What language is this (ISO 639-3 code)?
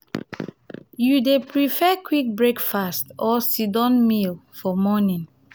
pcm